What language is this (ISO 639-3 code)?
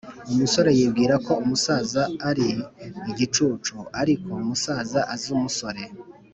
kin